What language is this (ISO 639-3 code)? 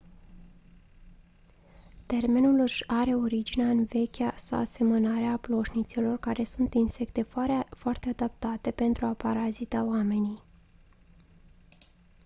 ron